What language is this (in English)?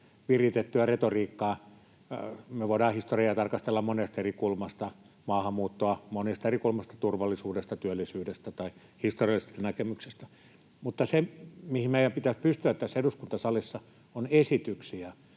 Finnish